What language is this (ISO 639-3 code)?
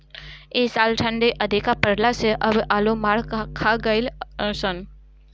bho